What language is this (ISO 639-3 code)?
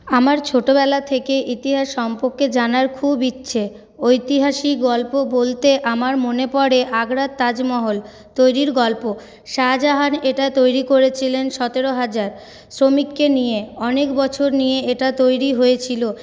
ben